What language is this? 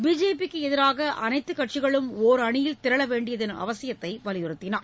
Tamil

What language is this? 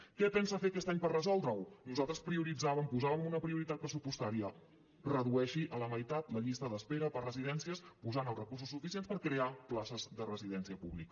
Catalan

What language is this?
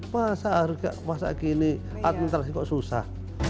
Indonesian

